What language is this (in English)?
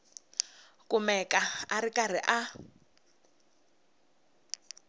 Tsonga